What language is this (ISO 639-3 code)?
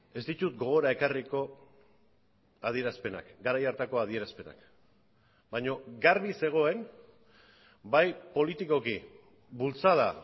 eus